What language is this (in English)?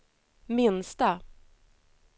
Swedish